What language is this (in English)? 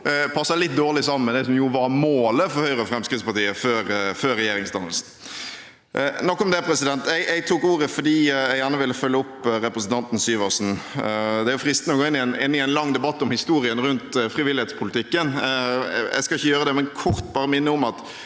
Norwegian